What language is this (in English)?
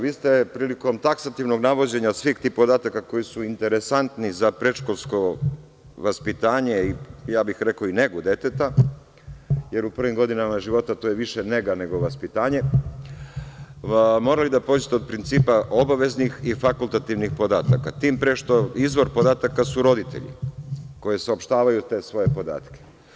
Serbian